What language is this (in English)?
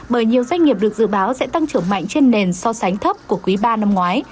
Vietnamese